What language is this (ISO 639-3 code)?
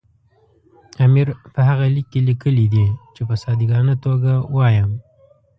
pus